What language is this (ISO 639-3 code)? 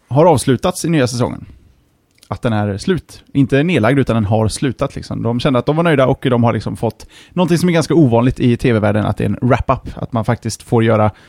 swe